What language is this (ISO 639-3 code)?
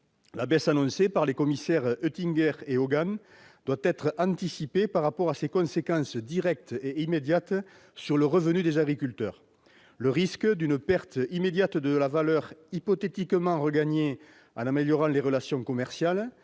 fra